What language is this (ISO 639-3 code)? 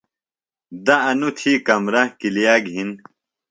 phl